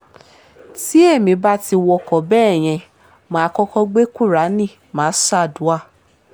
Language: Yoruba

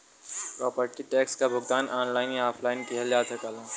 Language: Bhojpuri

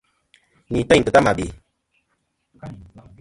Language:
Kom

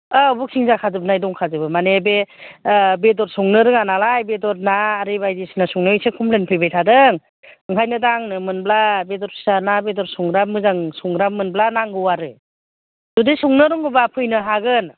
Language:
Bodo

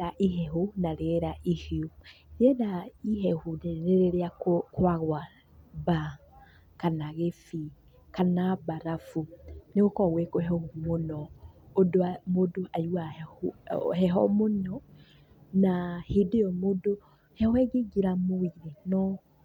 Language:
Kikuyu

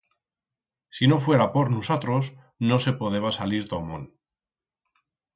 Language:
Aragonese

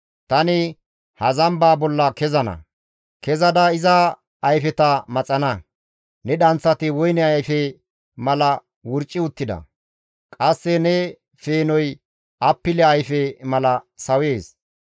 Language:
Gamo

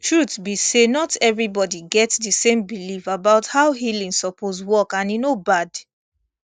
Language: Nigerian Pidgin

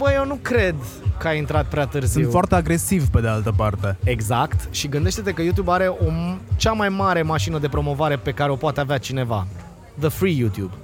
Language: Romanian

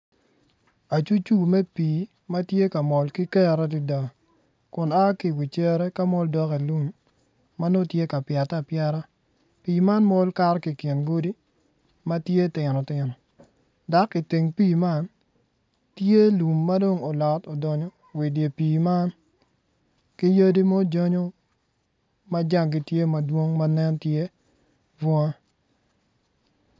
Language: Acoli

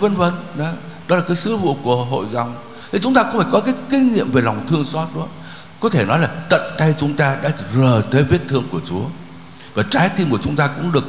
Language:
Vietnamese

